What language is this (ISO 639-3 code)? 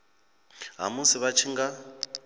ven